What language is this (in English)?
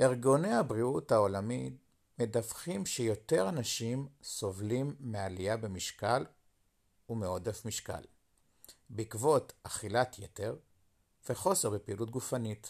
Hebrew